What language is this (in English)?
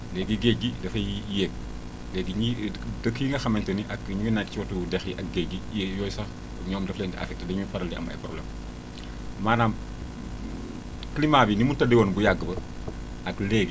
Wolof